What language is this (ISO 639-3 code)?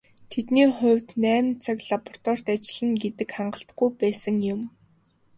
mon